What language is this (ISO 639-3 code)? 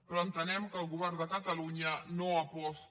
cat